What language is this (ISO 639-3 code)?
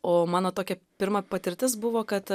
lit